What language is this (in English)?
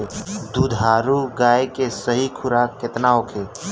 Bhojpuri